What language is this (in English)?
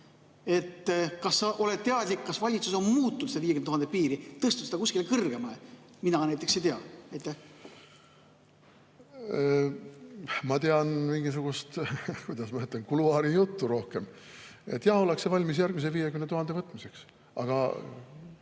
Estonian